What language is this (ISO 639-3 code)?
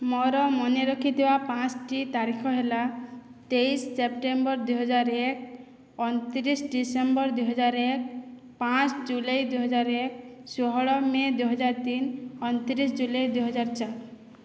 ori